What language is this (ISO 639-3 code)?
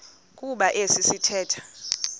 xho